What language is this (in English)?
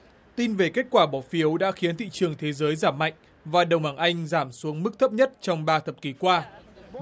Vietnamese